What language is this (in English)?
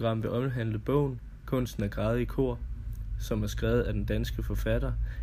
Danish